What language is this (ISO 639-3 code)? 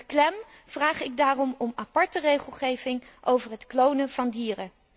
nld